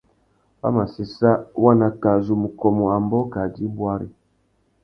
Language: Tuki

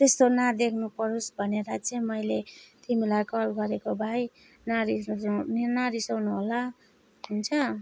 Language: Nepali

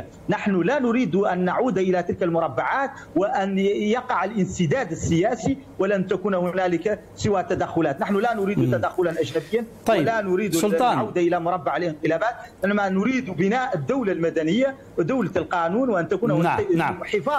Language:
Arabic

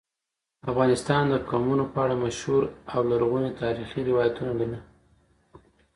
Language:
Pashto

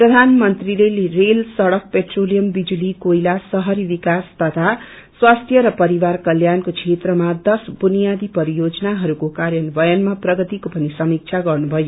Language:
Nepali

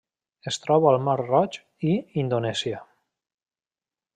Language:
Catalan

